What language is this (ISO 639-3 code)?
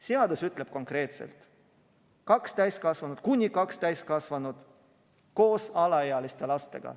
est